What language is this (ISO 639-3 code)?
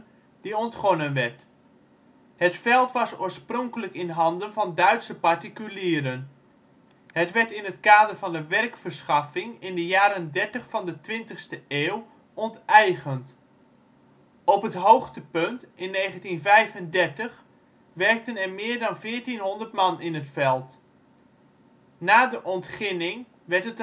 nld